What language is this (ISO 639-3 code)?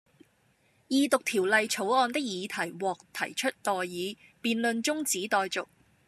yue